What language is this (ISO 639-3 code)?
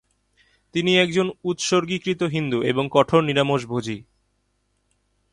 ben